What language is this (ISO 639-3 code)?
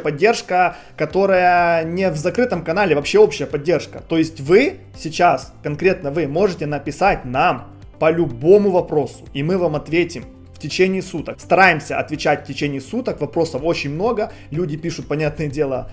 rus